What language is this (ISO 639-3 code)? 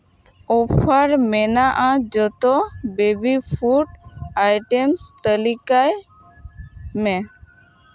sat